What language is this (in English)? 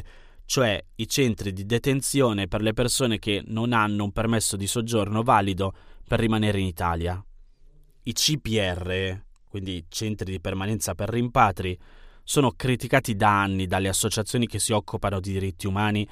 Italian